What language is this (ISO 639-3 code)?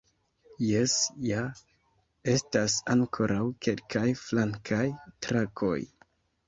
epo